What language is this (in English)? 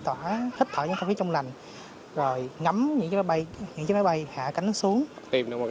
Vietnamese